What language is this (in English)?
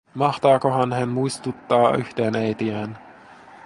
Finnish